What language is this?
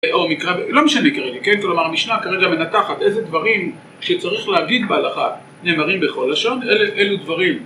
Hebrew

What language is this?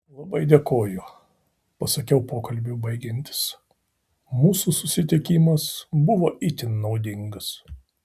Lithuanian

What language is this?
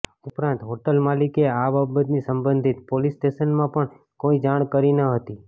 Gujarati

